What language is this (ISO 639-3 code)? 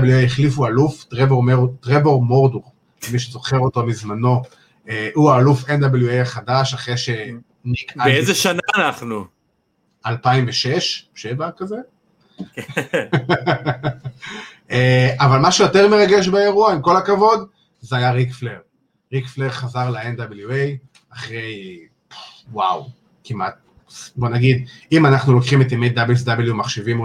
heb